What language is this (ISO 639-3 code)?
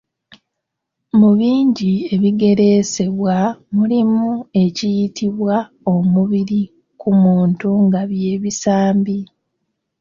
lug